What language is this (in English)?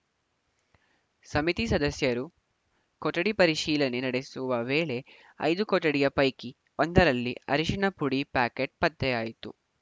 Kannada